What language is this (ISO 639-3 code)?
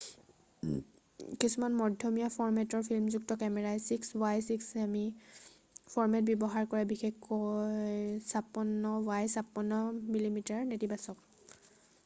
asm